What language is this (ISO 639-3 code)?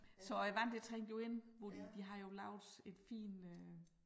dan